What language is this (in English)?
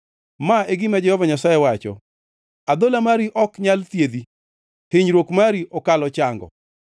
Luo (Kenya and Tanzania)